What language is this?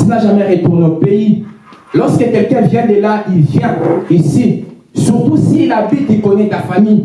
French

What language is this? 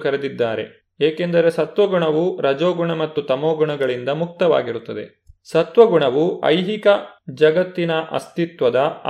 Kannada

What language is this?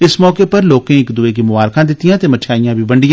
Dogri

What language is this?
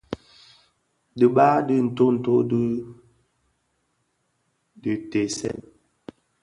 Bafia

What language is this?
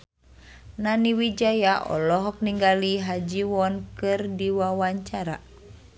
Sundanese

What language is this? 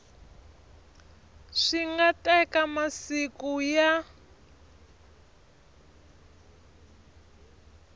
Tsonga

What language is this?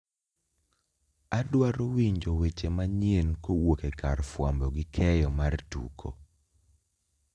Luo (Kenya and Tanzania)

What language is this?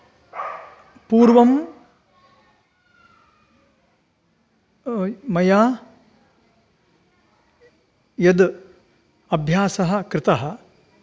Sanskrit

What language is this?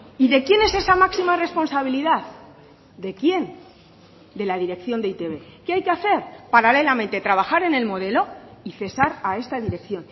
Spanish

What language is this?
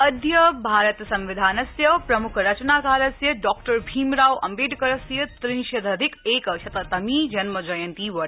Sanskrit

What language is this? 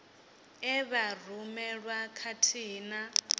Venda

